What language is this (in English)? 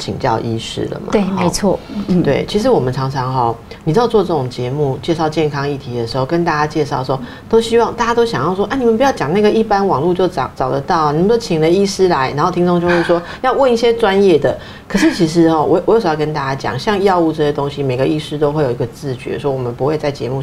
Chinese